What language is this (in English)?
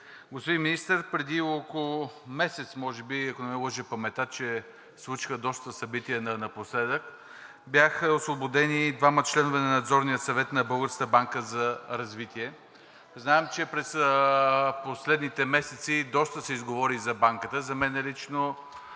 Bulgarian